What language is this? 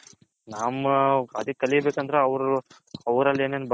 Kannada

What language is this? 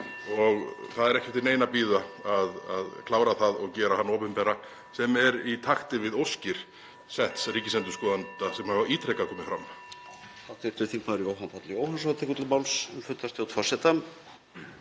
Icelandic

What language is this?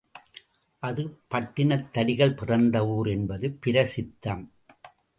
Tamil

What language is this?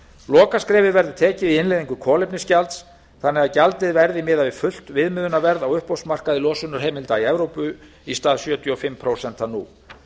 Icelandic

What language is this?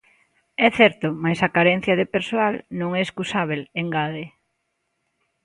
Galician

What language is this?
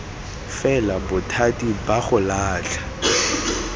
Tswana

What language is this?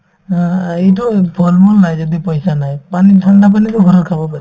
Assamese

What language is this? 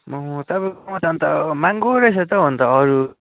Nepali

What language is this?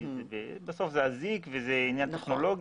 Hebrew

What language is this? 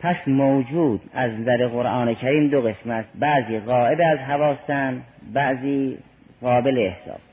Persian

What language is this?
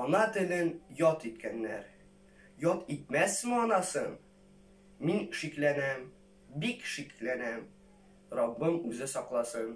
Turkish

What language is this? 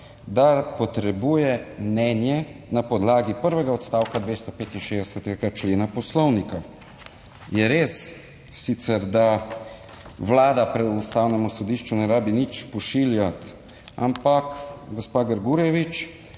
Slovenian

